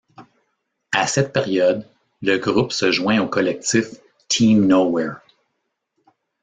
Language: French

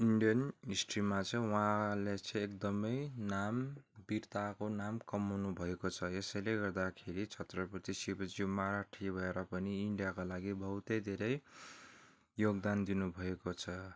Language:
Nepali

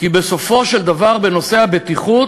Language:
Hebrew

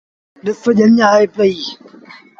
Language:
Sindhi Bhil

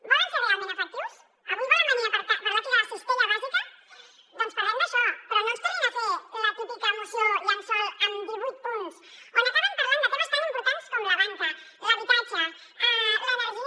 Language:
Catalan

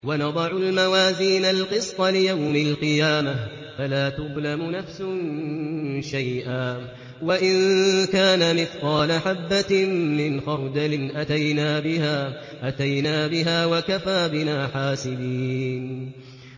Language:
Arabic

